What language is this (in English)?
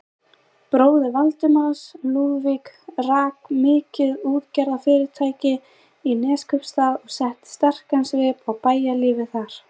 Icelandic